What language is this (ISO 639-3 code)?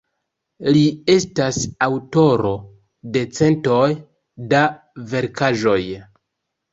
epo